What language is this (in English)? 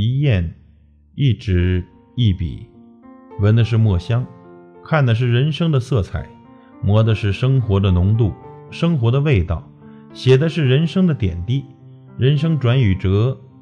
Chinese